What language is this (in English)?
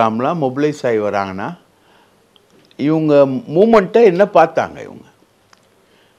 Tamil